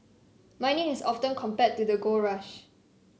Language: English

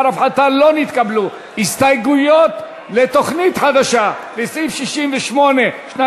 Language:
Hebrew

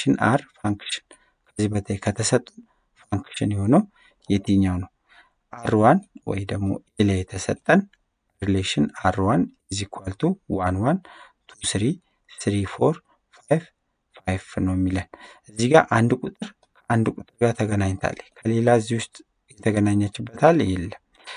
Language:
Arabic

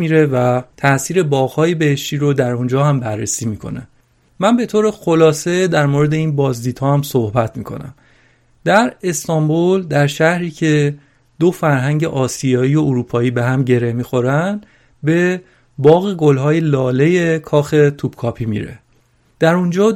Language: Persian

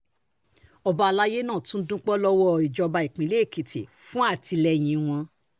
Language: Yoruba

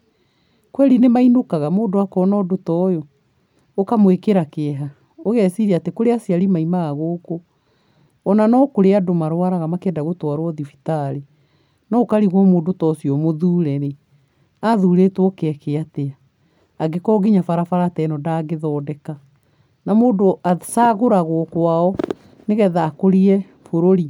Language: Kikuyu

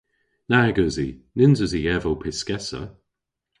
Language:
Cornish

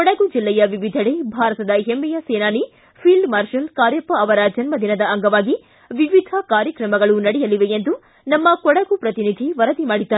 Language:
Kannada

